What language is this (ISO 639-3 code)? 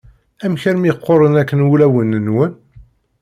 kab